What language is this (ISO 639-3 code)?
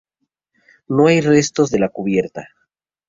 spa